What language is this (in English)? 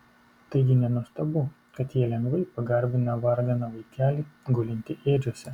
Lithuanian